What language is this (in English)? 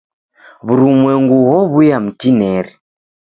Taita